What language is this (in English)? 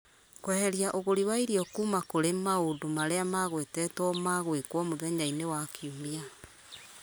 Kikuyu